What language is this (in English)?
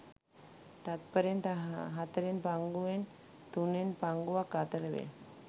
Sinhala